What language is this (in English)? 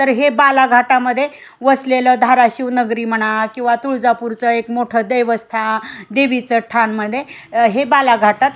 Marathi